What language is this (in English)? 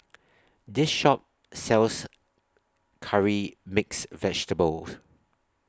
English